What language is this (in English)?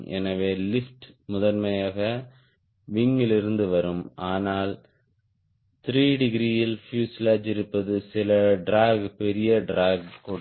Tamil